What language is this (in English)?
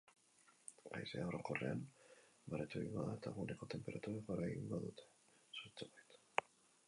Basque